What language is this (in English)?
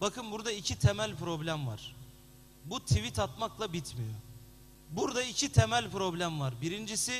Turkish